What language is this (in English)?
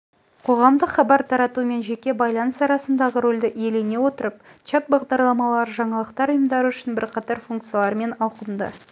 Kazakh